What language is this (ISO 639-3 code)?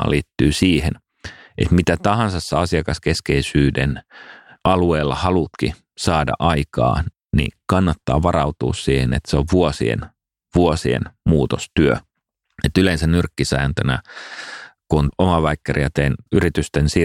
fin